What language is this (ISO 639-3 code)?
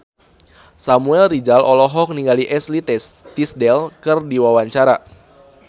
sun